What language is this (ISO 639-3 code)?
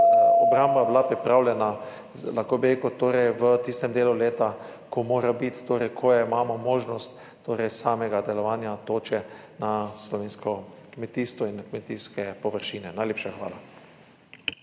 slv